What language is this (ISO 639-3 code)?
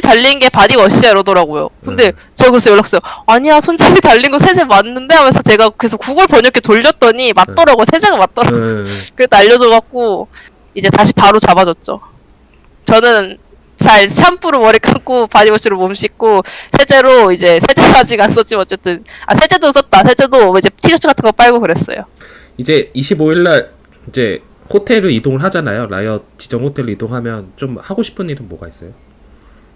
kor